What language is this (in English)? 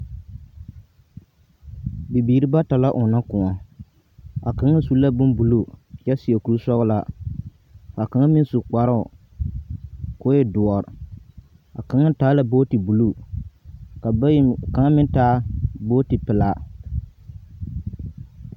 Southern Dagaare